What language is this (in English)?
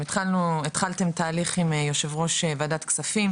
Hebrew